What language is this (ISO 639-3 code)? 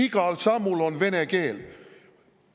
est